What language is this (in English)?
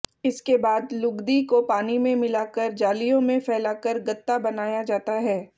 Hindi